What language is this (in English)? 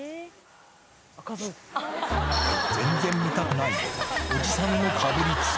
Japanese